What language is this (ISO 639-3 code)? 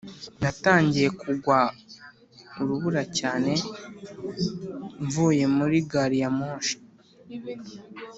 kin